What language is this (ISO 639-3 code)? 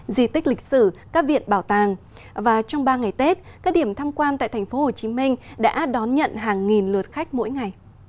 vie